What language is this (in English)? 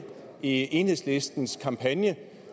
Danish